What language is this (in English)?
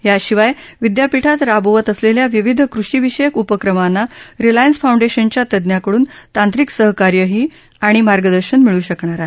Marathi